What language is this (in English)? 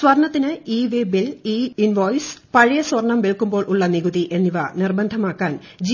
Malayalam